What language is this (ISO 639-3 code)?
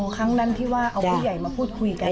tha